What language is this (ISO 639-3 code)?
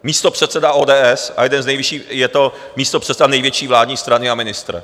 ces